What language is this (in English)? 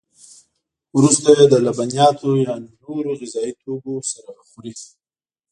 Pashto